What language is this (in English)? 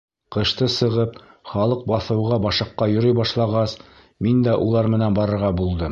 Bashkir